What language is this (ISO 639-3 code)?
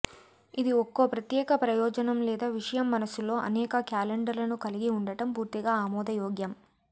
tel